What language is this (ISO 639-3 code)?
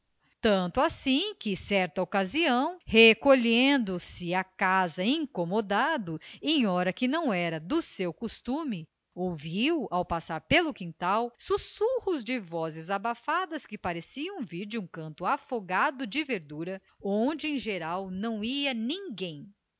por